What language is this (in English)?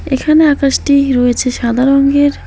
Bangla